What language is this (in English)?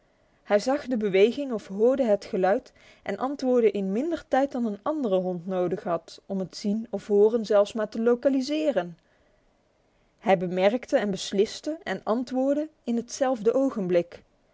Dutch